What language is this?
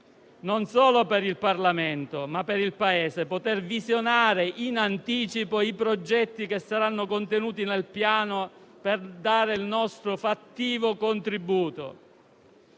Italian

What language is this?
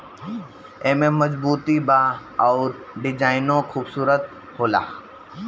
Bhojpuri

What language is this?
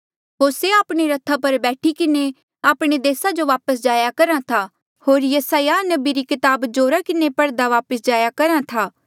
Mandeali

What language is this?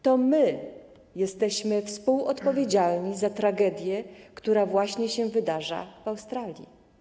Polish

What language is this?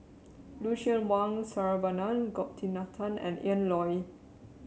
English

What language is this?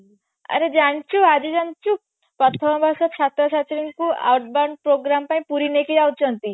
Odia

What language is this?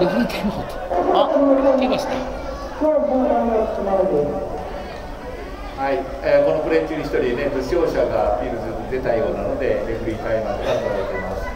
Japanese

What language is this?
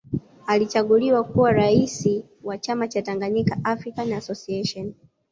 Swahili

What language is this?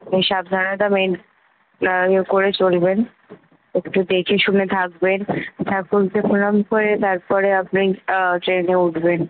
Bangla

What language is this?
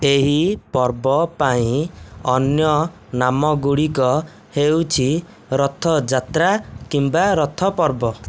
Odia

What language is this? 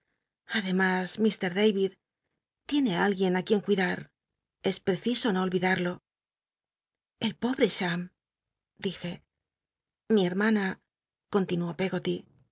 Spanish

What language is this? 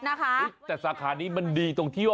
Thai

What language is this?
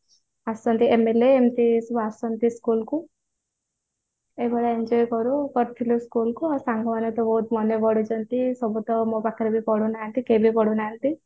Odia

